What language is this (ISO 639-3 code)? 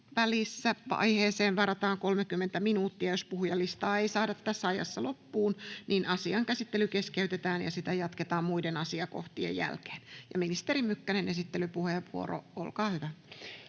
fin